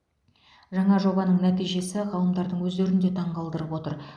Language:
Kazakh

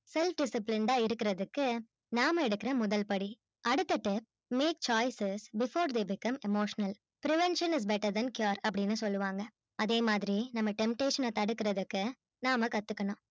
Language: Tamil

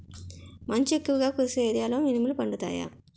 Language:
Telugu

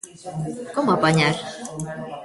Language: Galician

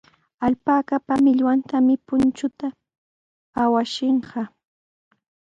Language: Sihuas Ancash Quechua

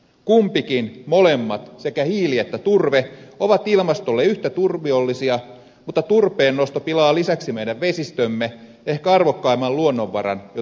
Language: Finnish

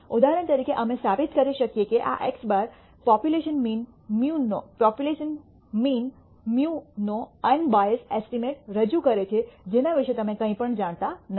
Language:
Gujarati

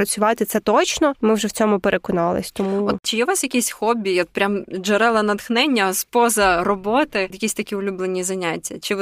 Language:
Ukrainian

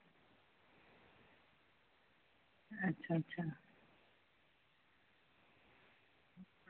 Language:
Dogri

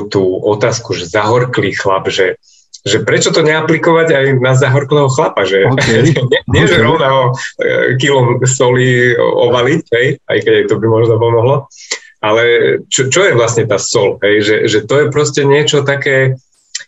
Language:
Slovak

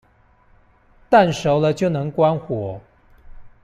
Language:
Chinese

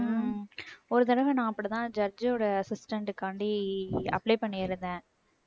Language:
Tamil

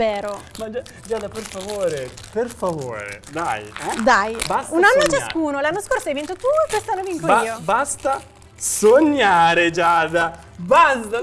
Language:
Italian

